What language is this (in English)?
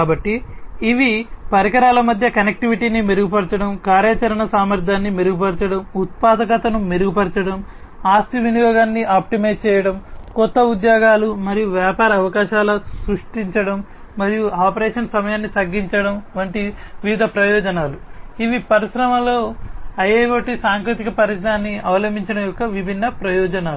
Telugu